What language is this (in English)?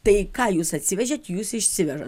Lithuanian